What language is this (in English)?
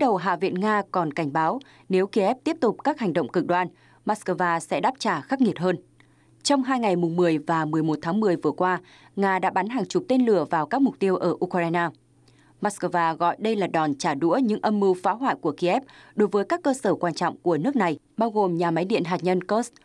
Vietnamese